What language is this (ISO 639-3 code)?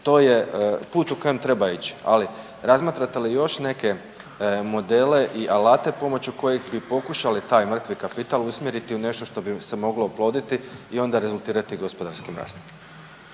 hrv